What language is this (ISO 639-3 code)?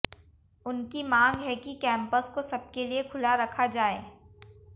hin